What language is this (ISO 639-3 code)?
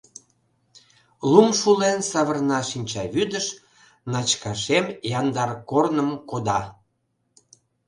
chm